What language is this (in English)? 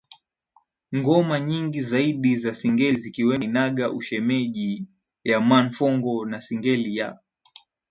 Swahili